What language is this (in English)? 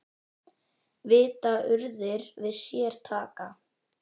Icelandic